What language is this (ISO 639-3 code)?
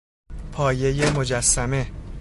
fas